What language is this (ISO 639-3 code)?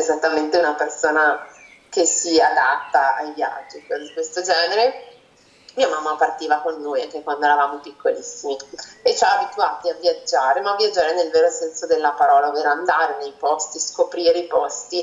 ita